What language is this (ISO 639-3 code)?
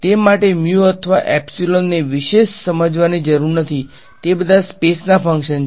guj